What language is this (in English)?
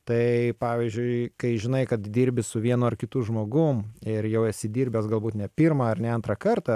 Lithuanian